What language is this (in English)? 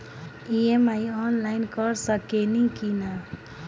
Bhojpuri